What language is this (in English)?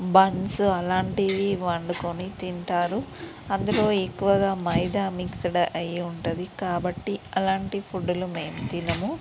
Telugu